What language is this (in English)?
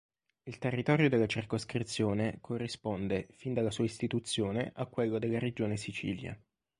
Italian